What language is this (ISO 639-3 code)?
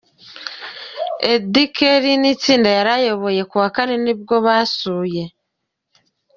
kin